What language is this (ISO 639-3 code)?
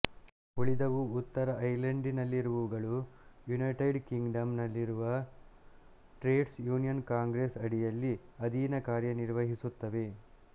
kan